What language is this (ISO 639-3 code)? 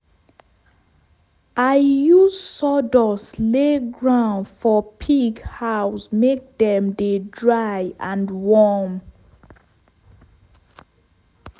pcm